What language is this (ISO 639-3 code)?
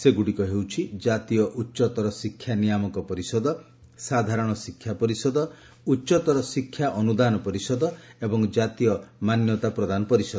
ori